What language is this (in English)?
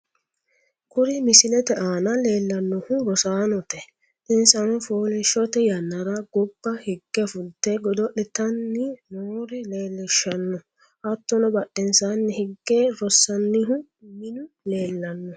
Sidamo